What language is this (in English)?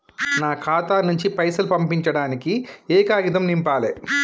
Telugu